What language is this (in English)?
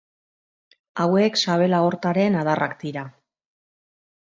Basque